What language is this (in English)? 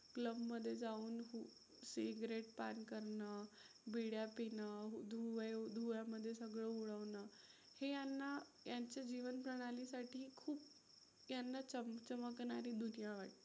Marathi